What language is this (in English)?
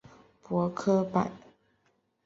Chinese